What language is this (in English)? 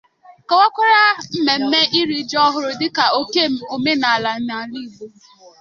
Igbo